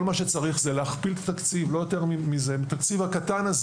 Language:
Hebrew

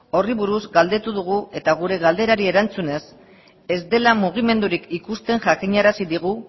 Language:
Basque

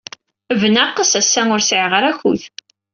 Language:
Kabyle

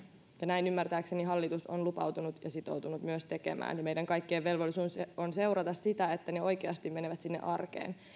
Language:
Finnish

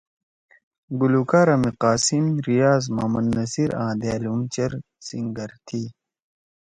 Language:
Torwali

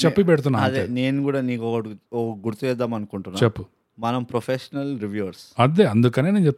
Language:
Telugu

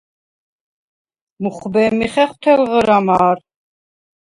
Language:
Svan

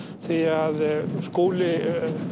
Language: Icelandic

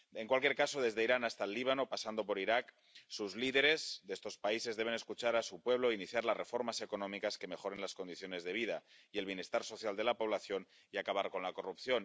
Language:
Spanish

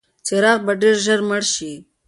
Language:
Pashto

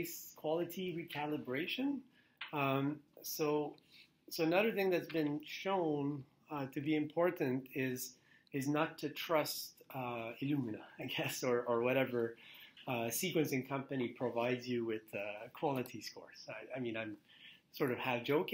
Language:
English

